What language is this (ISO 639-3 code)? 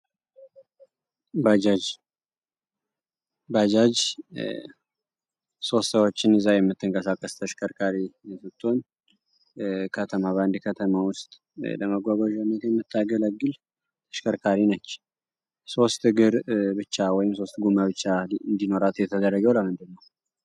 amh